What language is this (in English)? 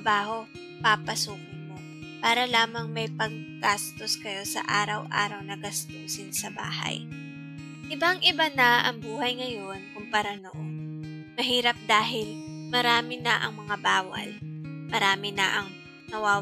Filipino